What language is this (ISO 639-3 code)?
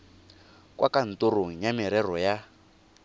tsn